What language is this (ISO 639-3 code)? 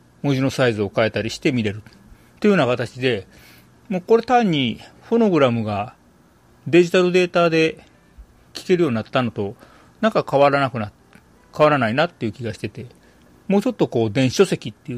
jpn